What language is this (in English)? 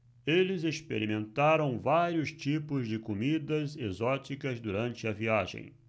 Portuguese